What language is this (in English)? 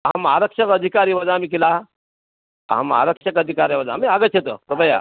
Sanskrit